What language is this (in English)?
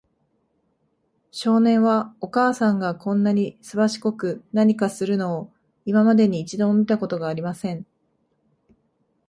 Japanese